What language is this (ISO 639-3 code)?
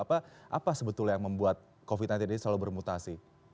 ind